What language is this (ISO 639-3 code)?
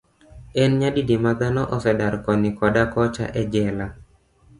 luo